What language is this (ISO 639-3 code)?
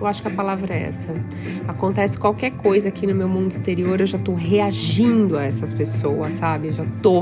por